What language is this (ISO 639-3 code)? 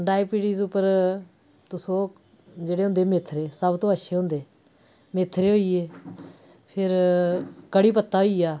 doi